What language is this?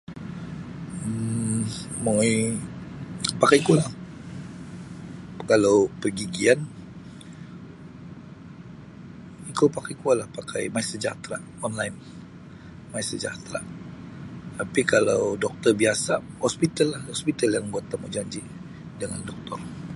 Sabah Bisaya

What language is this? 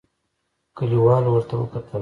Pashto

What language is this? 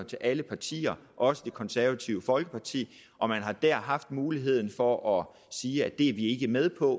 Danish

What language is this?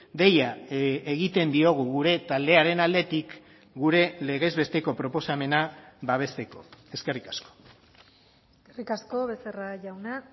Basque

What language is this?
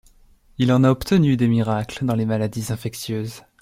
French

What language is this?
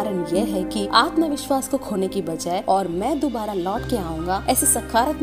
Hindi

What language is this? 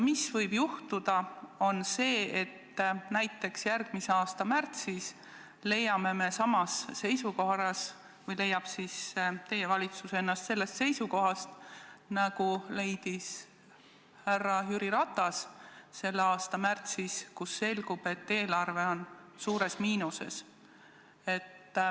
Estonian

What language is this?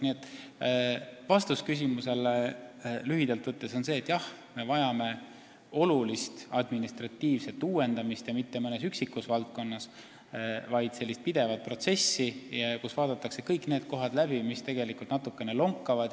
Estonian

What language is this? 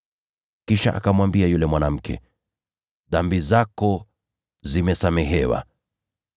Swahili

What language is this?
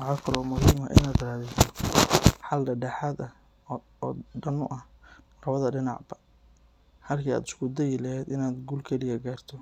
Somali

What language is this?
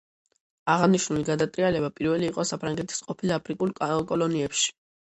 Georgian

